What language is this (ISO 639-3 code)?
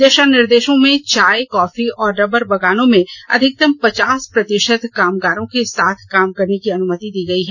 hin